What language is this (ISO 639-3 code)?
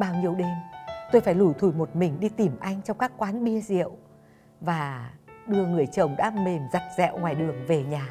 vie